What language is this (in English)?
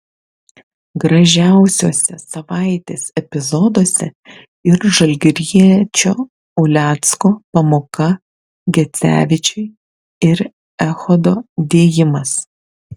Lithuanian